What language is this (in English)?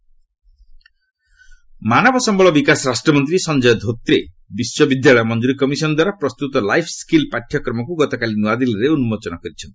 Odia